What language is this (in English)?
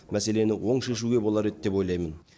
Kazakh